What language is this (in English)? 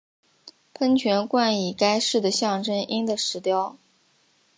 Chinese